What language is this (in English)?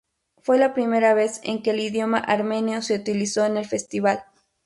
Spanish